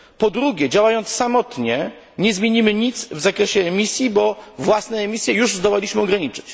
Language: Polish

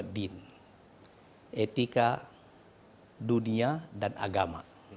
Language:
Indonesian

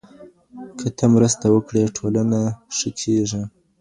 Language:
Pashto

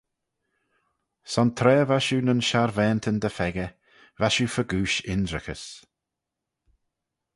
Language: Manx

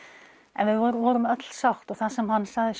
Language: Icelandic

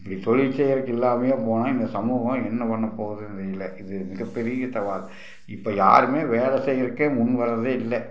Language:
Tamil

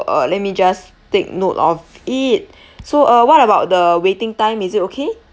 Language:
English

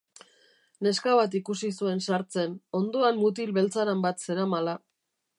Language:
Basque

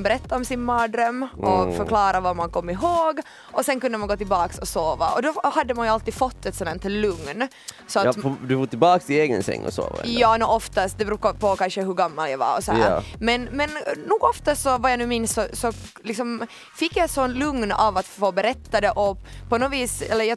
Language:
Swedish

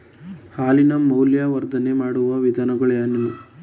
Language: Kannada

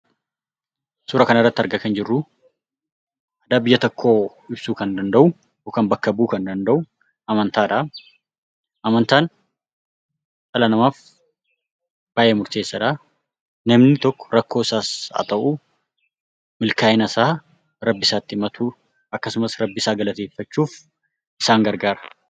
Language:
Oromo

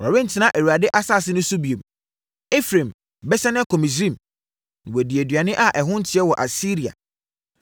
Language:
Akan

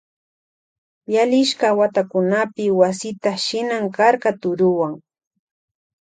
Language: Loja Highland Quichua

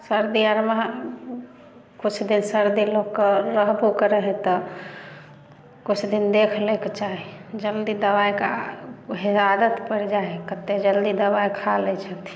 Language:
Maithili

